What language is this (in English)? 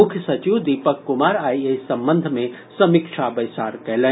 Maithili